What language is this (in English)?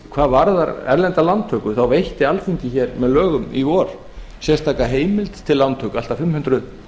Icelandic